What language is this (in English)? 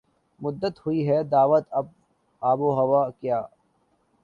Urdu